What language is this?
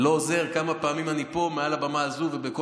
Hebrew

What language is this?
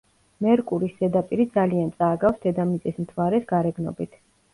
Georgian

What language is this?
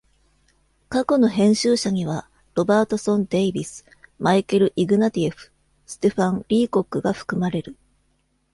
Japanese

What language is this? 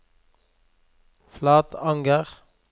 Norwegian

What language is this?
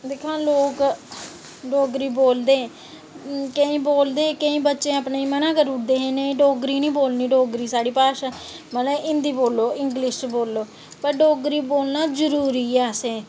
Dogri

